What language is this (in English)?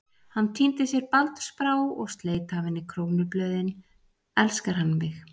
Icelandic